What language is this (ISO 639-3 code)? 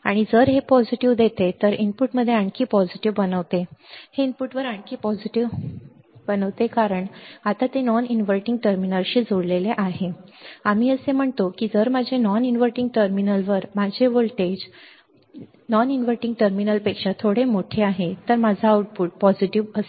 mar